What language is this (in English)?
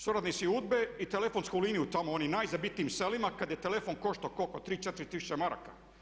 Croatian